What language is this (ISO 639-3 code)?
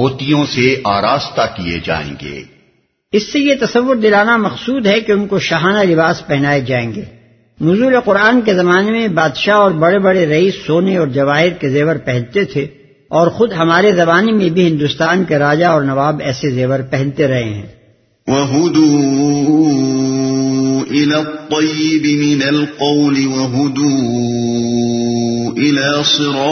urd